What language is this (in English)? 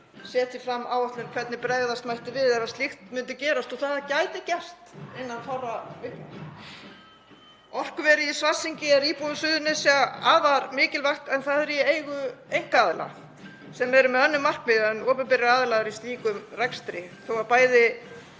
Icelandic